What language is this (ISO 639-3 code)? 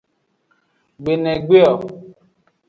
ajg